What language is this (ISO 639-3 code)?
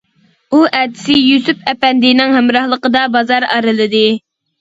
uig